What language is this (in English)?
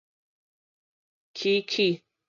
Min Nan Chinese